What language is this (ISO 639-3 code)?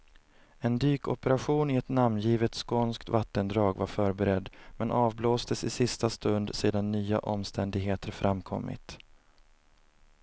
swe